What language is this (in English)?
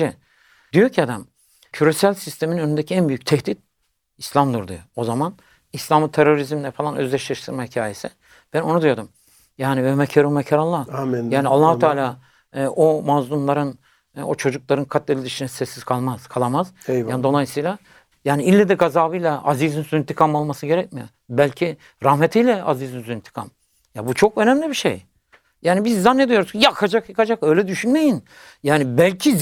Turkish